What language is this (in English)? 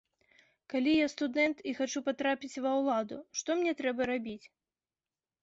Belarusian